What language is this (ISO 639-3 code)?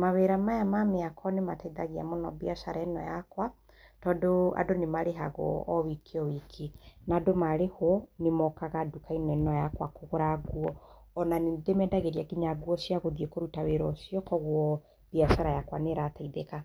kik